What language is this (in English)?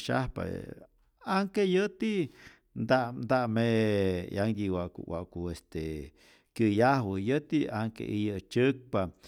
Rayón Zoque